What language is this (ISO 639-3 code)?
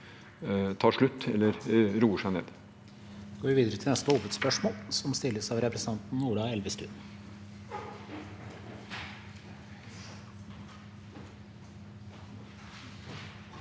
nor